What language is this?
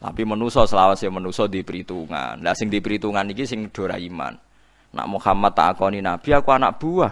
Indonesian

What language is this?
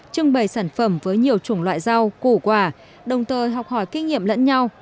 Vietnamese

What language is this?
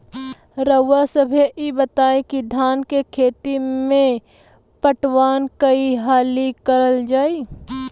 Bhojpuri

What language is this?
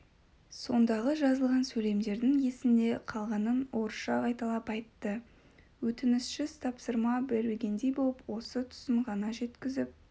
Kazakh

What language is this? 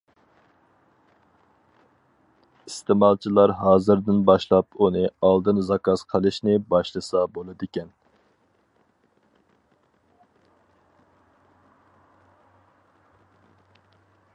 Uyghur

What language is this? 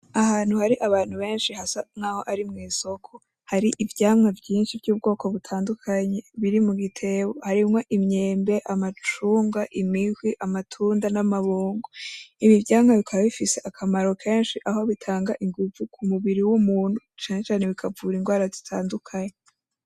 Rundi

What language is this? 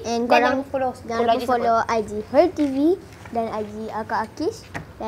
Malay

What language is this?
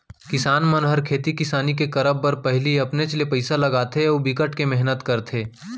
Chhattisgarhi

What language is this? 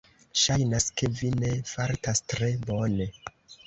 Esperanto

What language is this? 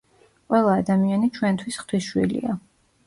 Georgian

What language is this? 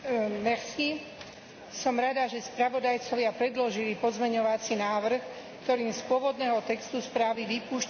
Slovak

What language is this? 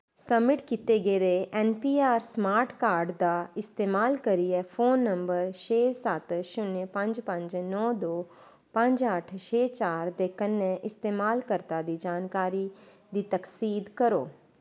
Dogri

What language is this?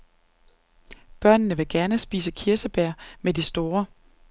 Danish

